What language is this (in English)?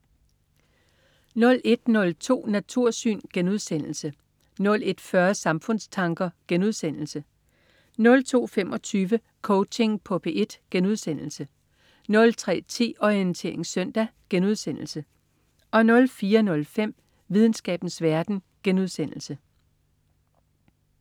Danish